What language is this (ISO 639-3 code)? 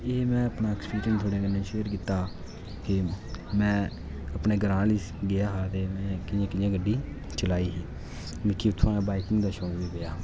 doi